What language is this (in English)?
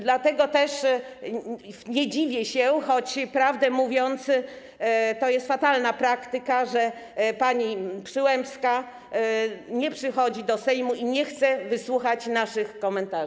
Polish